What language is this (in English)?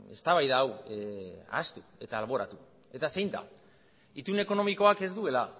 Basque